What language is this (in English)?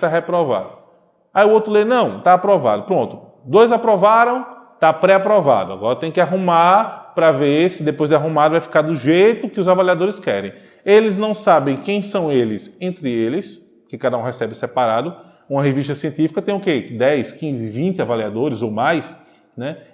Portuguese